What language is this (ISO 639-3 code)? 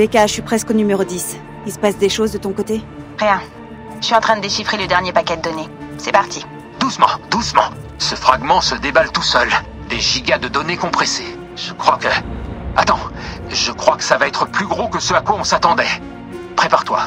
fra